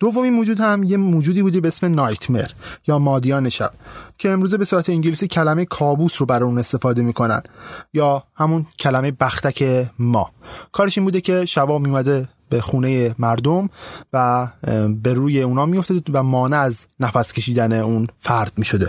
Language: Persian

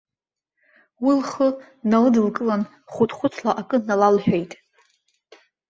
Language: Abkhazian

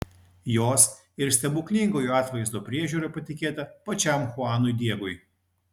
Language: Lithuanian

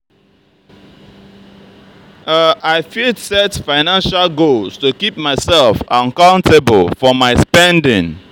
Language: Nigerian Pidgin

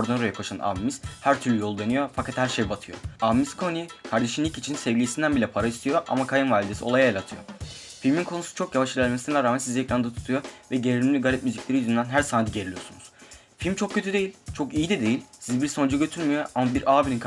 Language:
Turkish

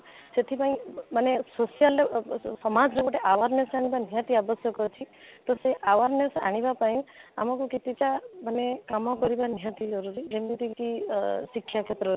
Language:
Odia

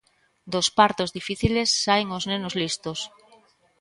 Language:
Galician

